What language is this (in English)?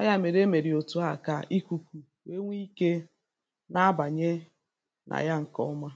Igbo